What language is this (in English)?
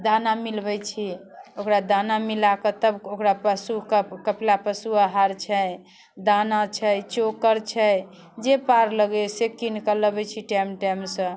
Maithili